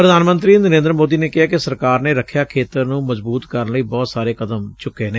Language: Punjabi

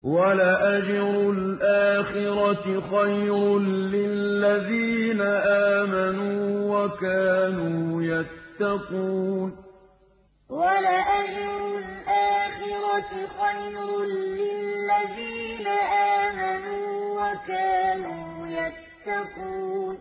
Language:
Arabic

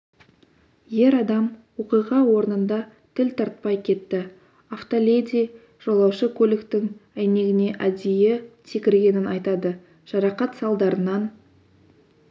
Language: Kazakh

